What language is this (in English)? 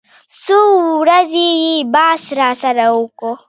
Pashto